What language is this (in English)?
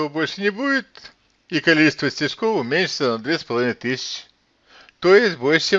Russian